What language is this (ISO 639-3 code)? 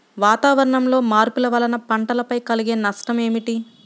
tel